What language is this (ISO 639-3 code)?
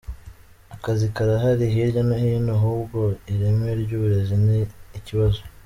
kin